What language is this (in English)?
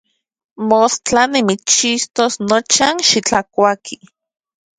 Central Puebla Nahuatl